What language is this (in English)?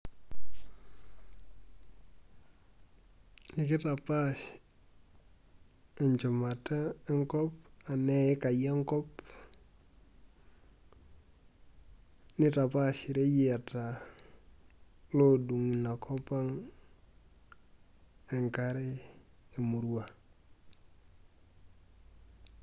Masai